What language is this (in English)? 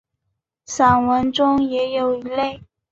Chinese